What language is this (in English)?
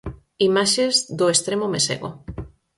Galician